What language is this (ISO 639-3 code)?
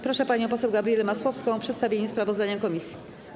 pol